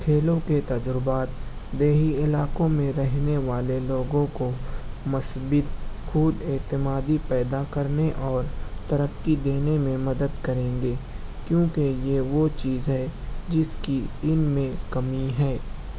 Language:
Urdu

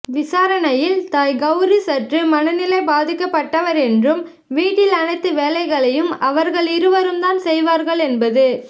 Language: Tamil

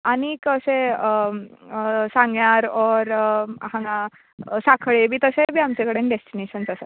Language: Konkani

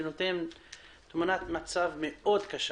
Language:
Hebrew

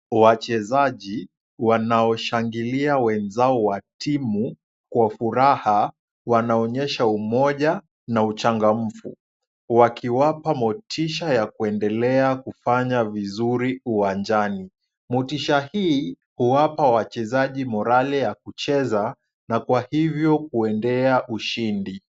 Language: Swahili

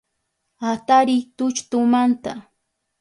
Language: Southern Pastaza Quechua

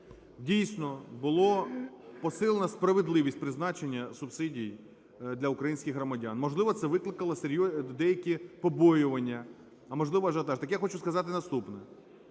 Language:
Ukrainian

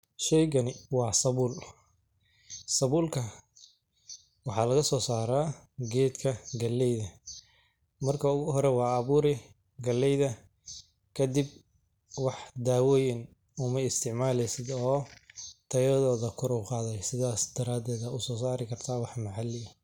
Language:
Somali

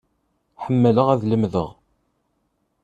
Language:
Kabyle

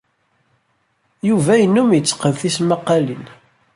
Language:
Kabyle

